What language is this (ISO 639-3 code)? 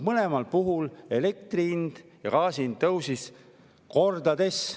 est